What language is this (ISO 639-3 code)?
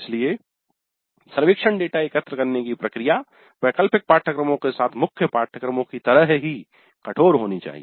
hin